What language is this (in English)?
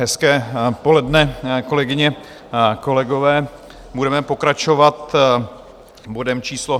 Czech